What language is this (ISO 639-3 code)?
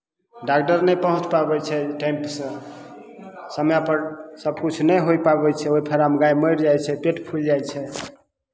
mai